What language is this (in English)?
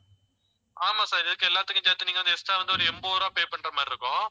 Tamil